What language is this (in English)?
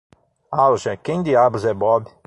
Portuguese